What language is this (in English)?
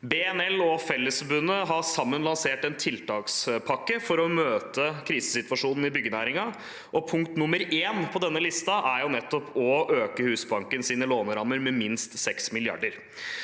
Norwegian